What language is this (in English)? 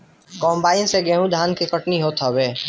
Bhojpuri